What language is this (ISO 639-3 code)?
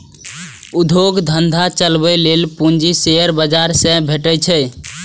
mai